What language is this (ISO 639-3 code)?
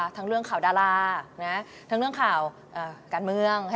tha